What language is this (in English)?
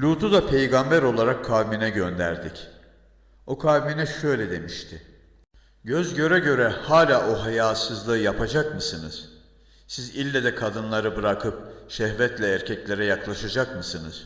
Turkish